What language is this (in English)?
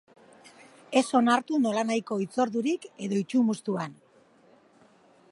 Basque